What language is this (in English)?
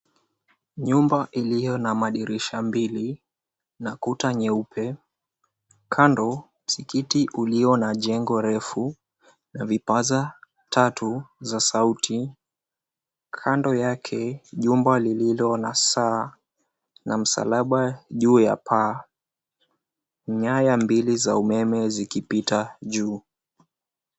Swahili